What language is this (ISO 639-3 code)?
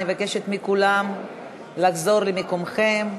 heb